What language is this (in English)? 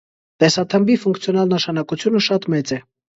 Armenian